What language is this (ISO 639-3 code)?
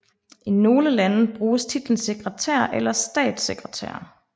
dan